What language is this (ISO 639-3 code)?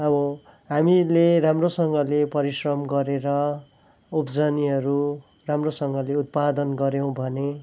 nep